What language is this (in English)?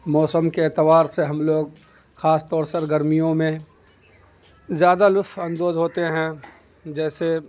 Urdu